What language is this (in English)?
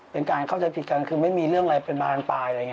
Thai